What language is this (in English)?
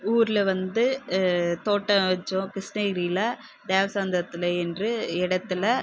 Tamil